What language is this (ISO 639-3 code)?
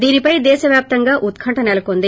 tel